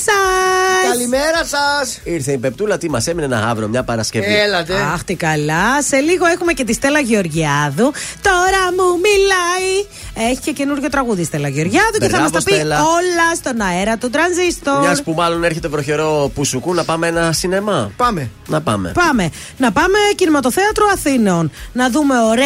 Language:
Greek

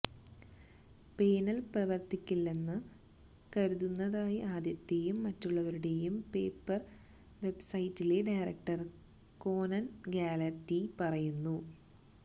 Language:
Malayalam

